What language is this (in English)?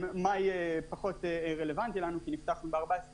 Hebrew